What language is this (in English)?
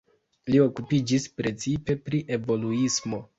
Esperanto